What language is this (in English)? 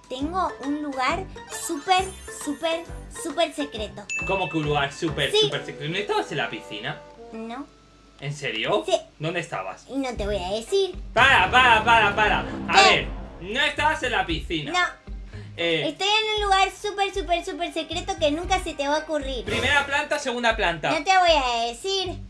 Spanish